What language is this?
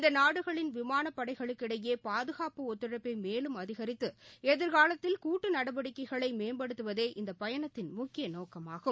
Tamil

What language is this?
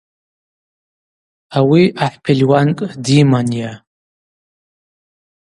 Abaza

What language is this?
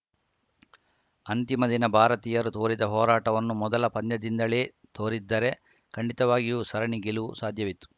Kannada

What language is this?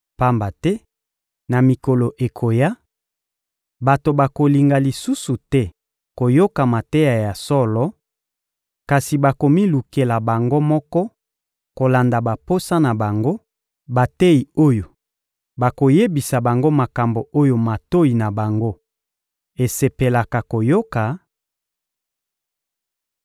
Lingala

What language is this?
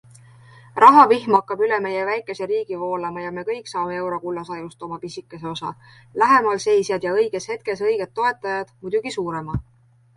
Estonian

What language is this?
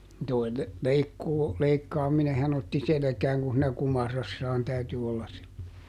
Finnish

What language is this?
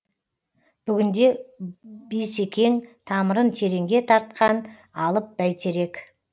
Kazakh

